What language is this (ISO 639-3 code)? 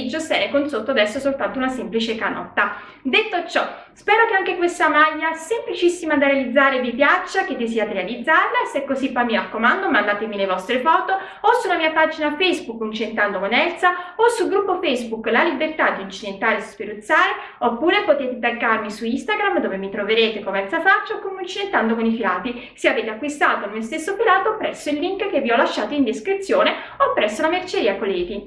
ita